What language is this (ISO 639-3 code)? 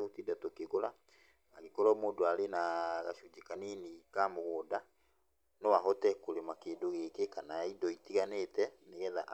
kik